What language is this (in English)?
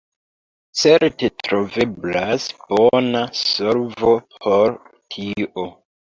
Esperanto